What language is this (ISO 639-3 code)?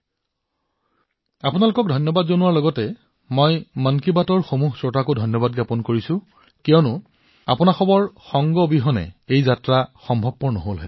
asm